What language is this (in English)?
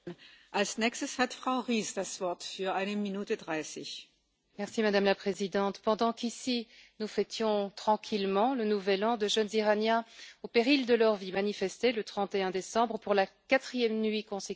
French